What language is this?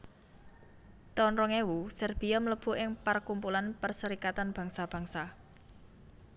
Javanese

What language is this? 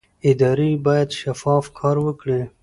Pashto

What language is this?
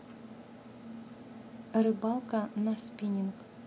Russian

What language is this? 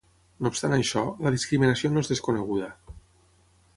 Catalan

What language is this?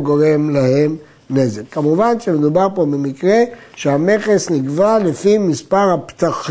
Hebrew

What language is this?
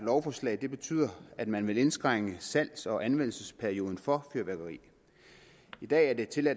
Danish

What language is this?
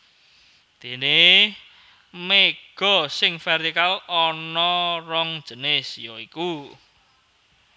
Javanese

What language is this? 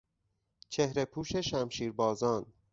Persian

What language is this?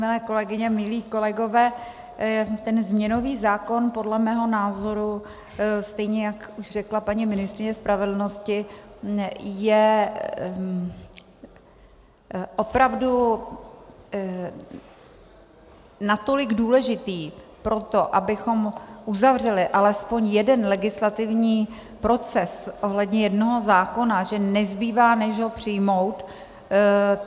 Czech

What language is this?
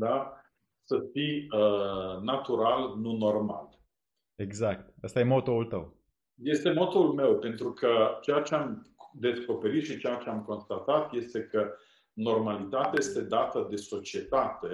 Romanian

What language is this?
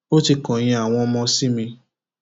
Yoruba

